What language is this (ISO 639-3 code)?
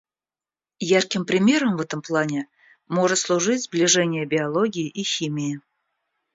rus